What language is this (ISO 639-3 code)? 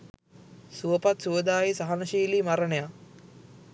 sin